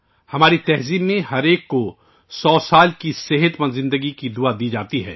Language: Urdu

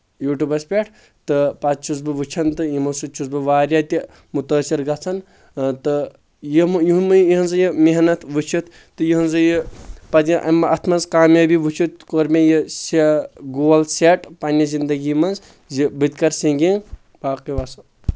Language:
Kashmiri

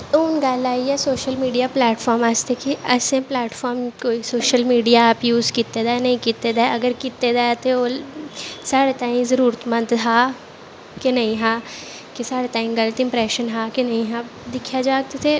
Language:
Dogri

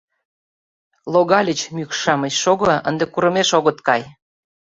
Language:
Mari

